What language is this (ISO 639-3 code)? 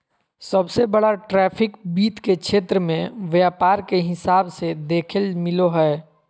mag